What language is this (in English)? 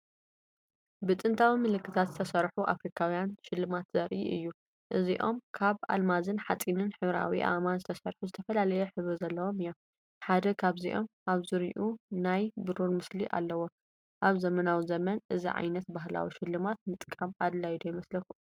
Tigrinya